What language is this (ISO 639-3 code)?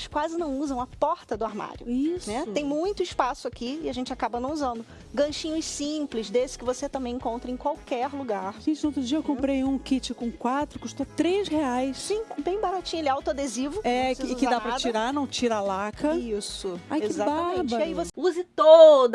por